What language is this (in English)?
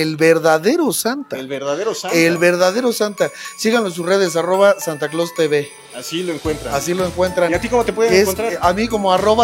Spanish